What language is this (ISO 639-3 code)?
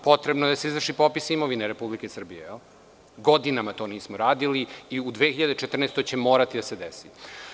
srp